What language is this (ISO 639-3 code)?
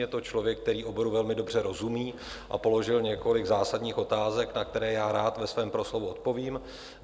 ces